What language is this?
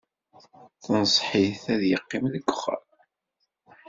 Kabyle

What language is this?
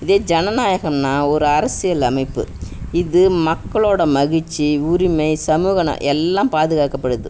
Tamil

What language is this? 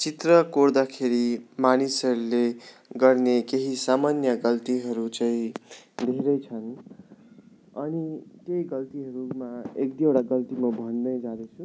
Nepali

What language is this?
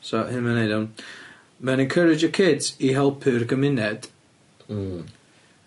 Welsh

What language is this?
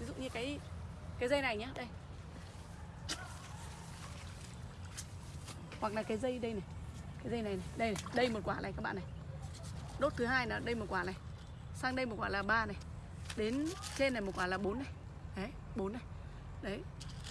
Vietnamese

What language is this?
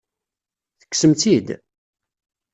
Kabyle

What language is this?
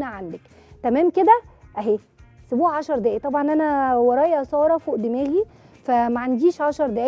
Arabic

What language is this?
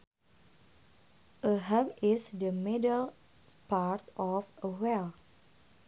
Sundanese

